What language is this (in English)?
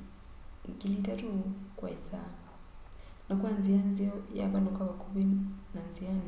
Kamba